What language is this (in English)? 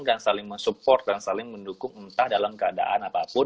Indonesian